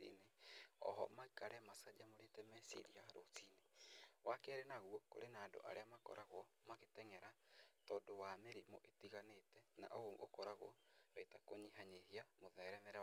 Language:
Kikuyu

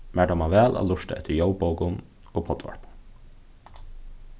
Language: Faroese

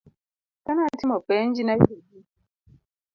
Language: Luo (Kenya and Tanzania)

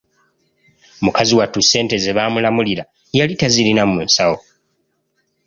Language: Ganda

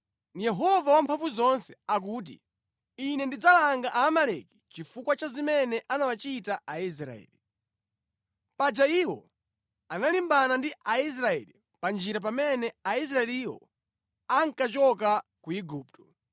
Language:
Nyanja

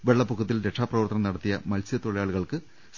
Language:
Malayalam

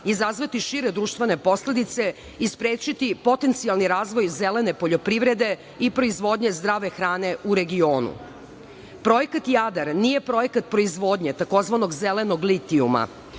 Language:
Serbian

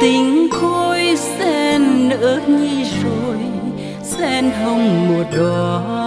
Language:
Vietnamese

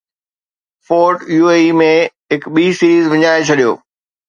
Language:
Sindhi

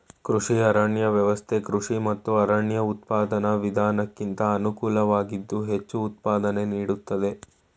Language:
Kannada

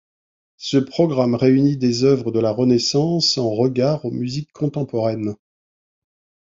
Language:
French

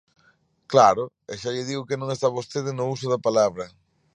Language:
Galician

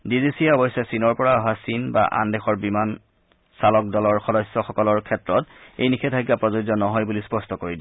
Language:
Assamese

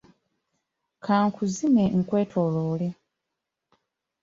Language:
Ganda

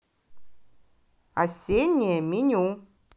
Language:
Russian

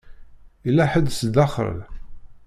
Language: Kabyle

